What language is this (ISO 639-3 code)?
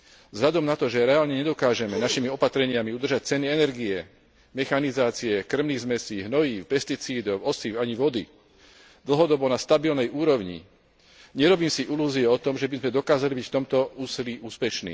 slk